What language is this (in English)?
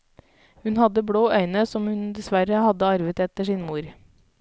Norwegian